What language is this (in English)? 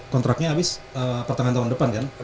Indonesian